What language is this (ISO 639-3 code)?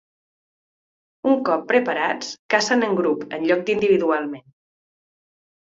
cat